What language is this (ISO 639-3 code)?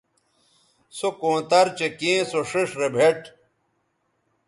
btv